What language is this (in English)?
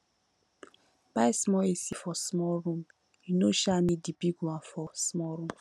Nigerian Pidgin